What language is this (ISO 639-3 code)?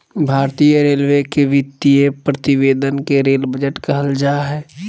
mag